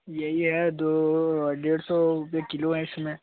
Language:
Hindi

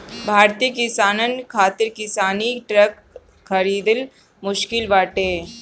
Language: Bhojpuri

